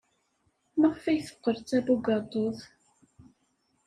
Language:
Kabyle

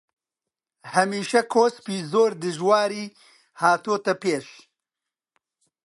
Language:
Central Kurdish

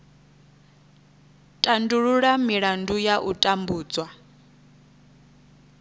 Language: Venda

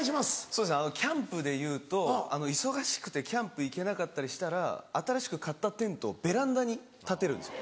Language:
Japanese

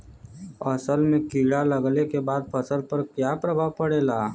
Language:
Bhojpuri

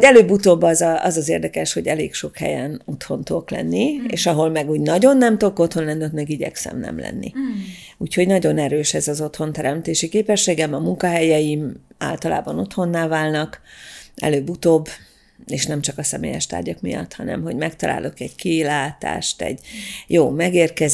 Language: Hungarian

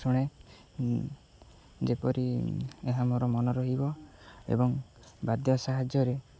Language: Odia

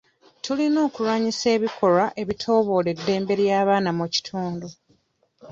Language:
Ganda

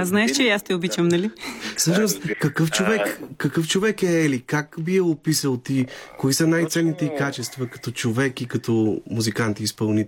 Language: Bulgarian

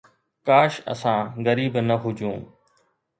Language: Sindhi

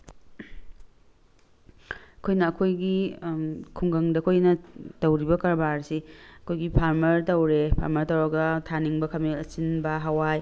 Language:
Manipuri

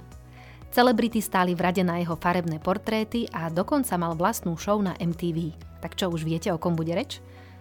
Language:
Slovak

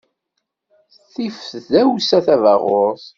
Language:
Kabyle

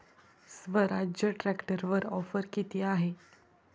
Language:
Marathi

